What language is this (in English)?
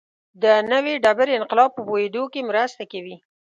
Pashto